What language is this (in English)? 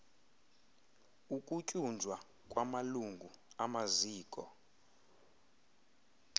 Xhosa